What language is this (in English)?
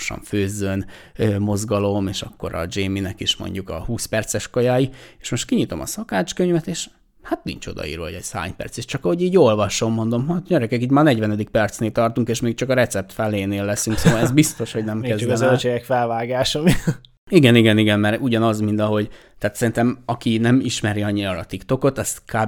Hungarian